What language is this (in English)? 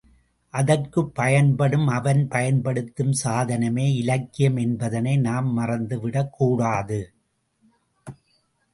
Tamil